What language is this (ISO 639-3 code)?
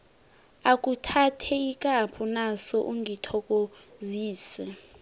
nbl